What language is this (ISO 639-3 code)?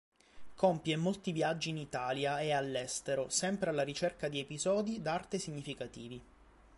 ita